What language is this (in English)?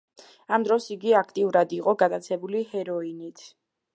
Georgian